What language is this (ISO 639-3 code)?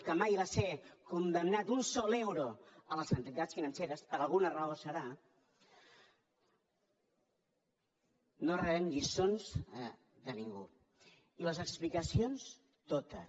cat